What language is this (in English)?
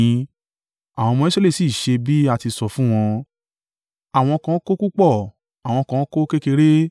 Yoruba